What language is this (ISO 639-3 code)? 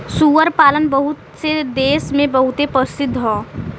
bho